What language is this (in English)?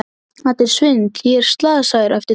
Icelandic